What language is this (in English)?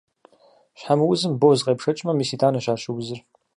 Kabardian